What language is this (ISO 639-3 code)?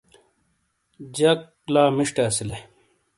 scl